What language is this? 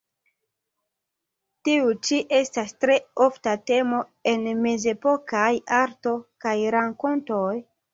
Esperanto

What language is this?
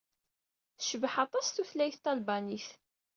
Kabyle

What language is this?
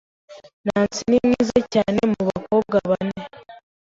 Kinyarwanda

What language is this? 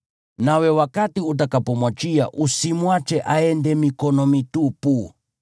Swahili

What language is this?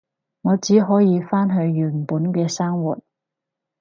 Cantonese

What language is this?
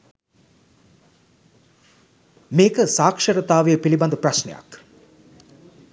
Sinhala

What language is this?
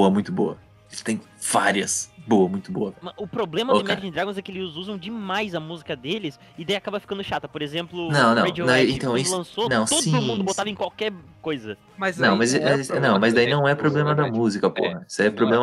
Portuguese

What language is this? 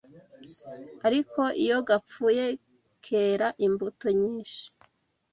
Kinyarwanda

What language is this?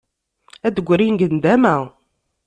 Kabyle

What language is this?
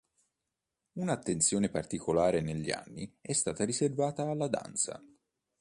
Italian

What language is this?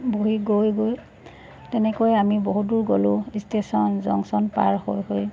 Assamese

